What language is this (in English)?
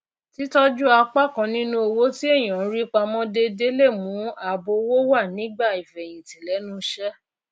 Yoruba